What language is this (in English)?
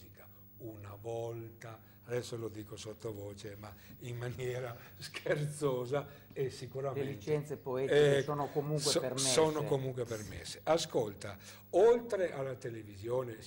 Italian